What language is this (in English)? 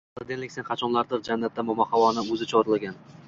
Uzbek